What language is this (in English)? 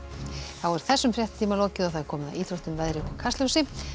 Icelandic